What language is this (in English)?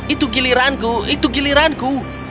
Indonesian